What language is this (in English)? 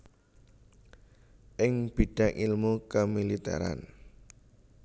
Javanese